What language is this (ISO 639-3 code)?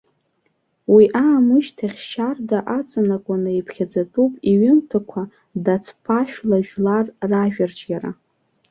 abk